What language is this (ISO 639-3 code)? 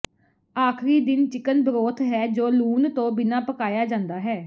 pan